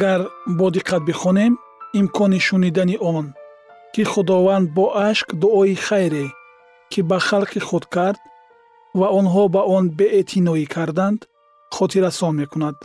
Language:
Persian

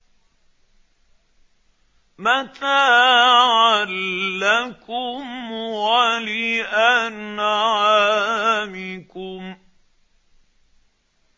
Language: Arabic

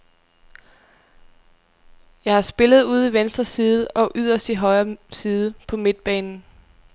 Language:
Danish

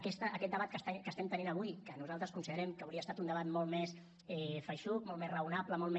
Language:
Catalan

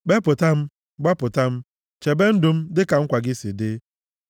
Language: Igbo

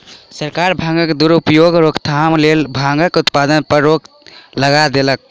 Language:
Maithili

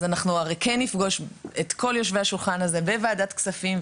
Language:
Hebrew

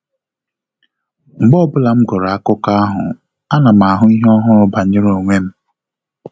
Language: Igbo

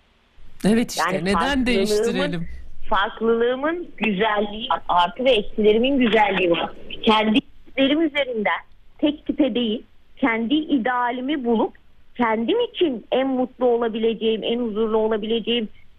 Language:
Turkish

